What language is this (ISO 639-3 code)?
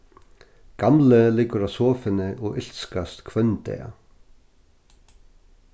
fao